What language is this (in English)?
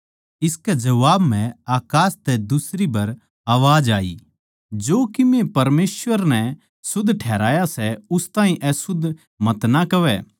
Haryanvi